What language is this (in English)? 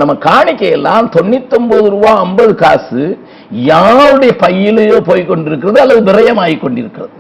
Tamil